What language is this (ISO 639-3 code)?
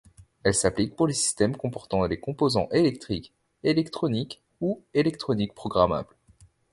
fra